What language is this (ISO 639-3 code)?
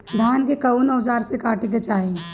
bho